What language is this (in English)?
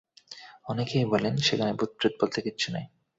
Bangla